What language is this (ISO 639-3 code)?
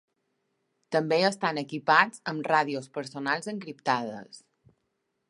cat